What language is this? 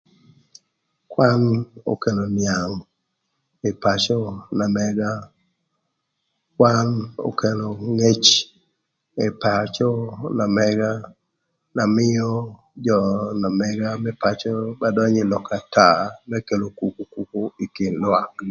Thur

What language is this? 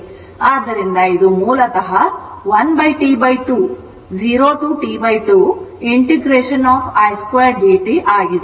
Kannada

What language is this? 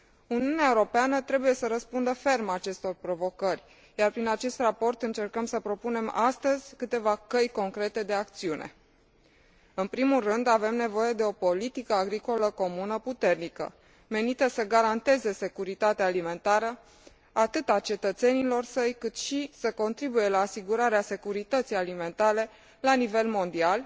Romanian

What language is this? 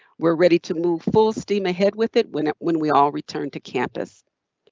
English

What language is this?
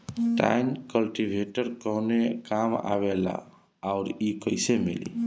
Bhojpuri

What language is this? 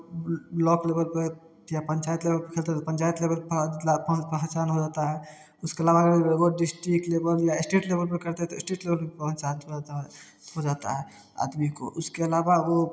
Hindi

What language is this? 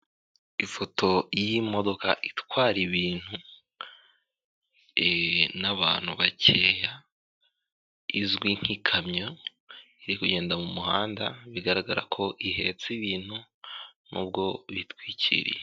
Kinyarwanda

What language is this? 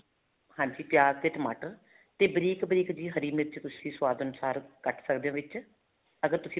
Punjabi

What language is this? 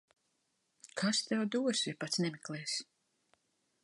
Latvian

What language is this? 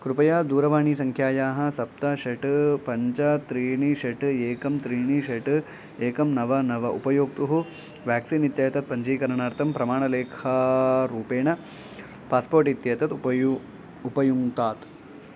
Sanskrit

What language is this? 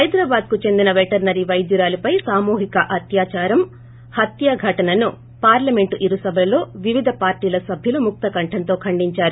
Telugu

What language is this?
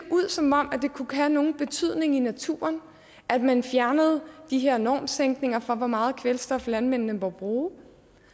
Danish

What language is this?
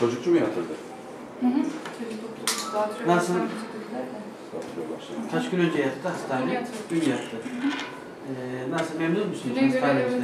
Turkish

